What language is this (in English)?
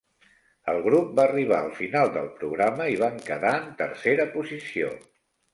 Catalan